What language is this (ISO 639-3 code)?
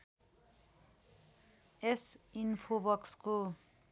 nep